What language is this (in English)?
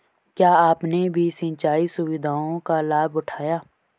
Hindi